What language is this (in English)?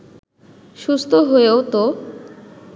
Bangla